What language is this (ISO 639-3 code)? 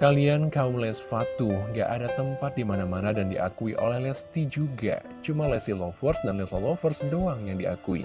ind